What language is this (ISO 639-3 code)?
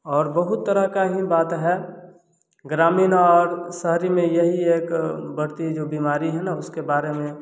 hin